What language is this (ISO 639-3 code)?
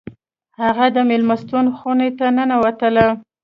pus